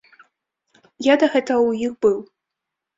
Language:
Belarusian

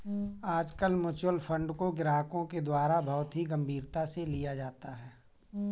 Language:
Hindi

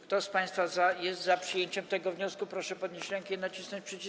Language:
Polish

